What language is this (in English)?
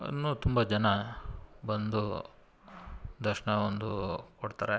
Kannada